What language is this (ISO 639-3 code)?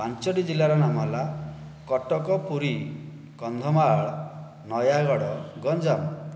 ori